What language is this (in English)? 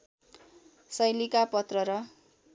Nepali